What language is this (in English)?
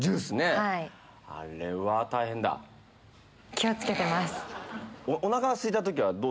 Japanese